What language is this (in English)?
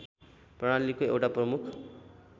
Nepali